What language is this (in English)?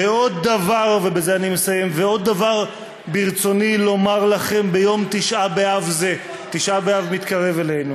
Hebrew